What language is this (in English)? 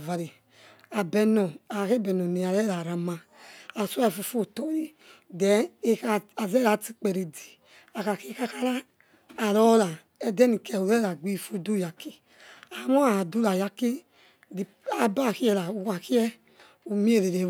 Yekhee